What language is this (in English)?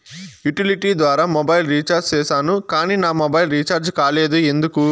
Telugu